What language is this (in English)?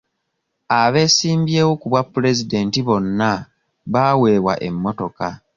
Ganda